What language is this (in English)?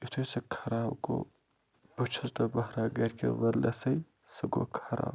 Kashmiri